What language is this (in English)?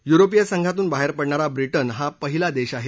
Marathi